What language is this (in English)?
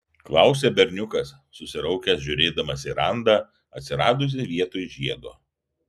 Lithuanian